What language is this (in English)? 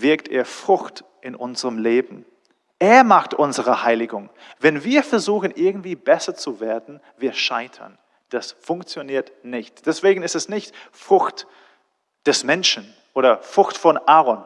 German